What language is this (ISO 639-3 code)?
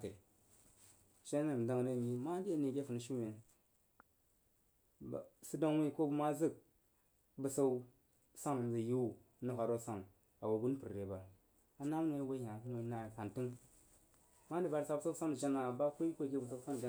juo